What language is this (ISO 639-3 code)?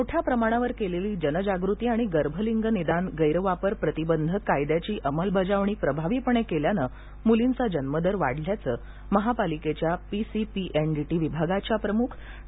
mar